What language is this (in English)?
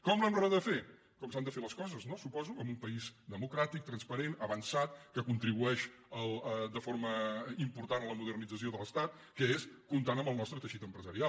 Catalan